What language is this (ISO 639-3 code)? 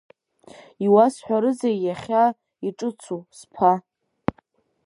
abk